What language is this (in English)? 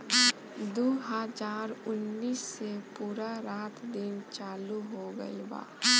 Bhojpuri